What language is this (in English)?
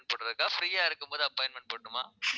Tamil